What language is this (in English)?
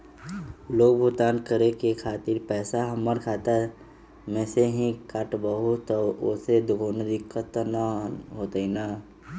Magahi